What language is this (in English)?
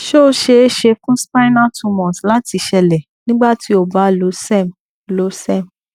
Yoruba